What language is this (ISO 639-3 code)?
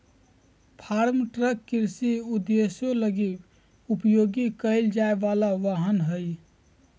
mag